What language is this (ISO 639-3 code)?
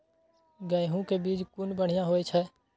mai